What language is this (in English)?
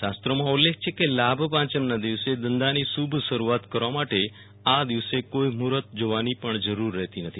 Gujarati